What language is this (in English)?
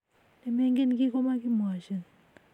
Kalenjin